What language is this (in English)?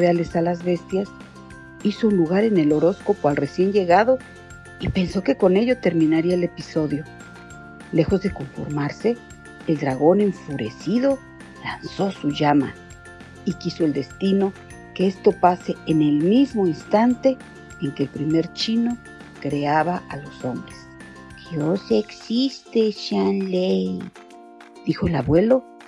Spanish